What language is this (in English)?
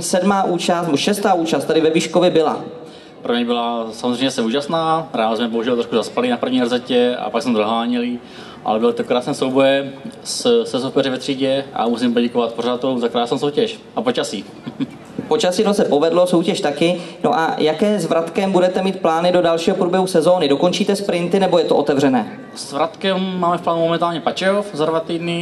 Czech